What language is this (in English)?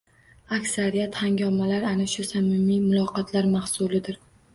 Uzbek